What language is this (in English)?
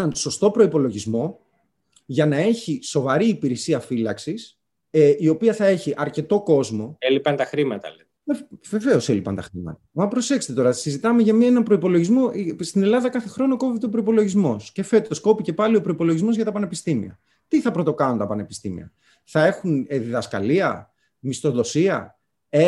Greek